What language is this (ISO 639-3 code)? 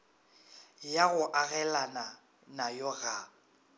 nso